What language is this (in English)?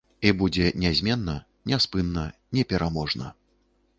Belarusian